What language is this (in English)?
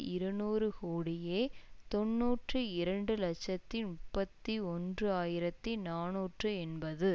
Tamil